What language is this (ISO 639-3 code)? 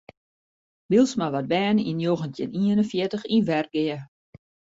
fry